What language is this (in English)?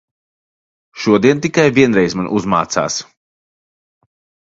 Latvian